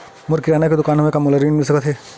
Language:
Chhattisgarhi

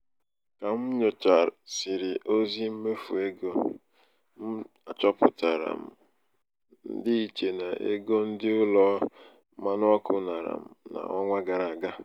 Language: Igbo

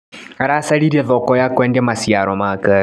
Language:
Kikuyu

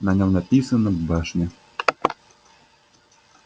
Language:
Russian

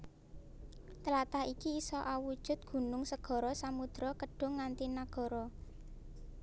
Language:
Javanese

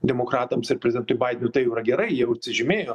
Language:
Lithuanian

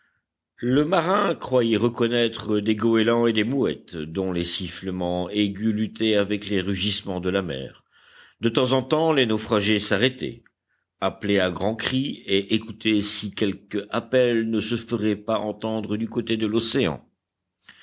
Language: French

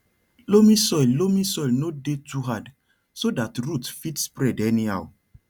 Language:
Nigerian Pidgin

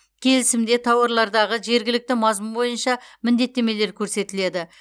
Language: Kazakh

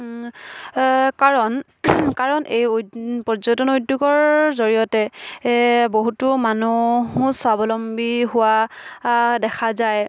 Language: Assamese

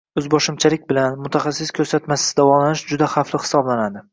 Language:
Uzbek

